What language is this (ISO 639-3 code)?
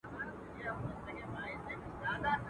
pus